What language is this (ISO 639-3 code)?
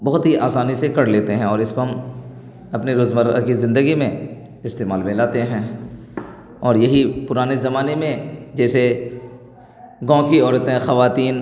urd